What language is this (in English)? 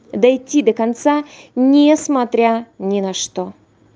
Russian